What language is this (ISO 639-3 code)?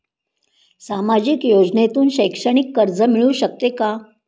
mar